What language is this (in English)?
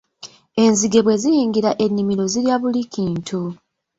Ganda